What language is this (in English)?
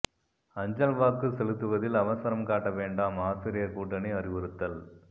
Tamil